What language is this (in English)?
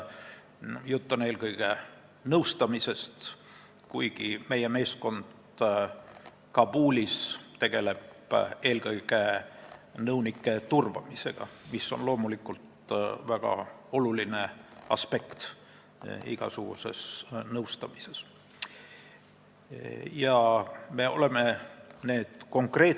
Estonian